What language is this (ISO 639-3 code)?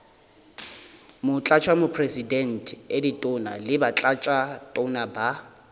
nso